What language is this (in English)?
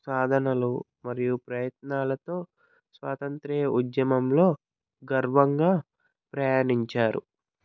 Telugu